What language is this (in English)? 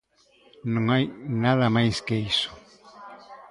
Galician